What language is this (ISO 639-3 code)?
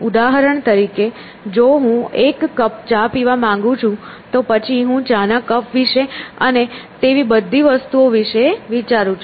guj